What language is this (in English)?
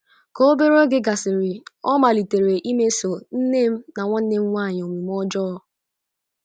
Igbo